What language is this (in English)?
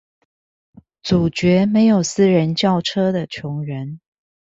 Chinese